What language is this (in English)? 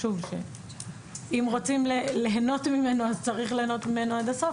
Hebrew